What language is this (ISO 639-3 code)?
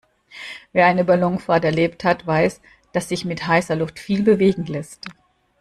deu